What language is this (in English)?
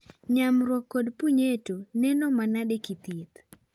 Luo (Kenya and Tanzania)